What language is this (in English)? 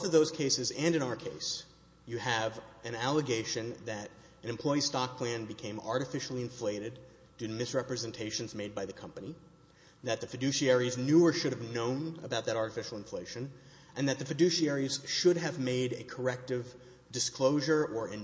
English